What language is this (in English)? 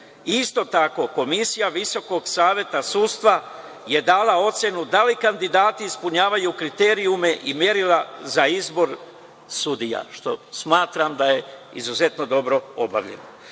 Serbian